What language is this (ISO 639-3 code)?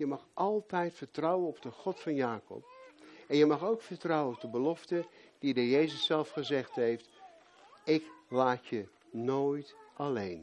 nld